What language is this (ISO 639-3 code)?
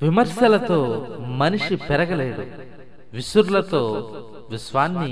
tel